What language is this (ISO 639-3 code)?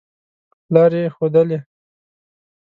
pus